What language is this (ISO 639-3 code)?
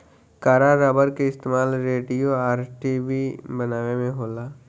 bho